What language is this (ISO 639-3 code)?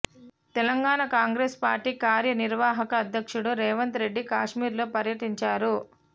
tel